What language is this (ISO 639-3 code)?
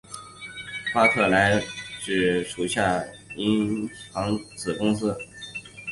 zho